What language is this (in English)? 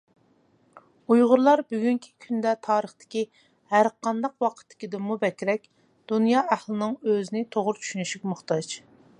Uyghur